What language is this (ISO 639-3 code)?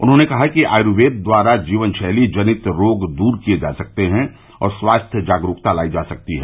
hin